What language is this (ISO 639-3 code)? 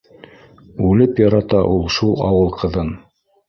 bak